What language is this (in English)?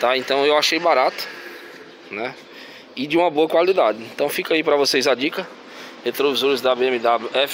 Portuguese